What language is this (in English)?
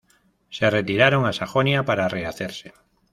Spanish